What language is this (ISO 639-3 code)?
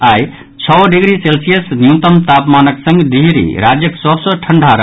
mai